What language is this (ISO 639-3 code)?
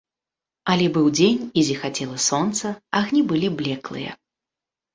bel